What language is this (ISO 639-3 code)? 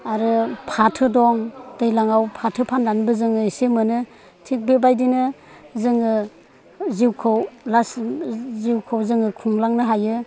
brx